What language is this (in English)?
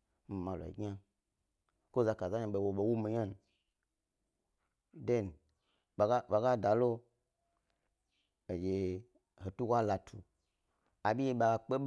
Gbari